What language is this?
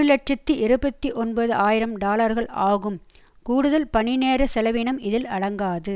Tamil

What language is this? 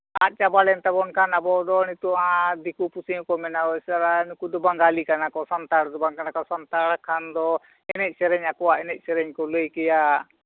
Santali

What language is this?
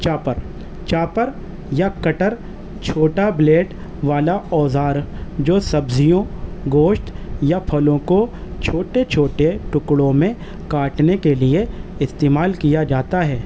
Urdu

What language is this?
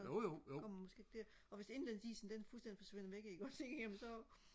Danish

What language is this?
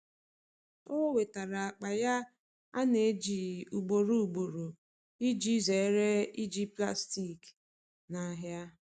Igbo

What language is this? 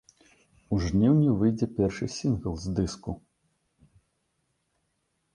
Belarusian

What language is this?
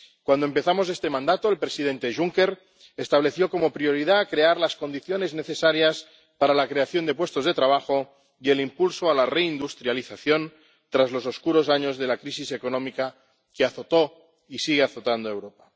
Spanish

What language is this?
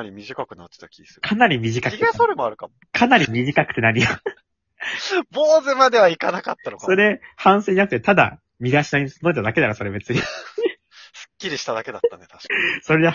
Japanese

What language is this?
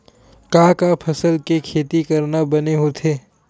Chhattisgarhi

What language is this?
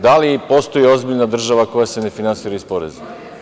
Serbian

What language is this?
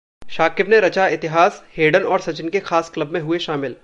Hindi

